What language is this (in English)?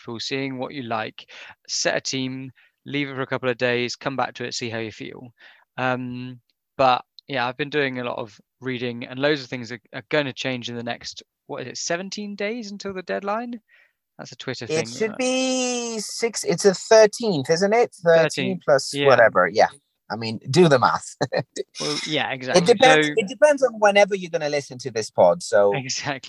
English